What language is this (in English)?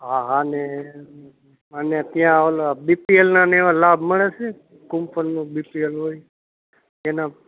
Gujarati